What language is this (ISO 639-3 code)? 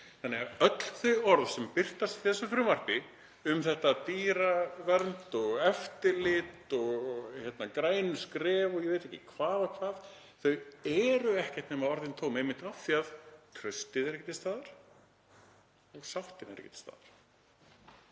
isl